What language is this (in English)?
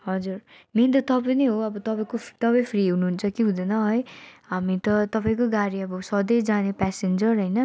Nepali